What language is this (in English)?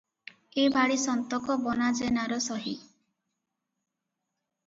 Odia